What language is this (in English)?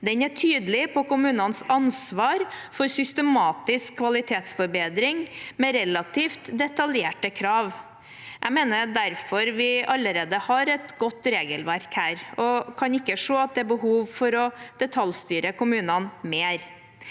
Norwegian